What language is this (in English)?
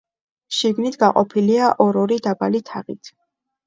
Georgian